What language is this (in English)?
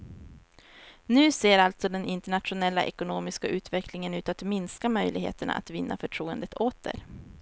Swedish